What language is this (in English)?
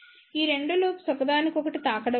Telugu